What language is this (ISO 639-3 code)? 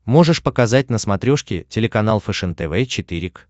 rus